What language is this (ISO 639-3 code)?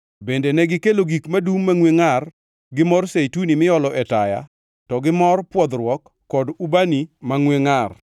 luo